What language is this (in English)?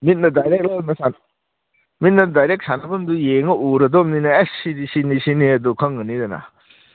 Manipuri